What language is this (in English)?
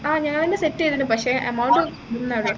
Malayalam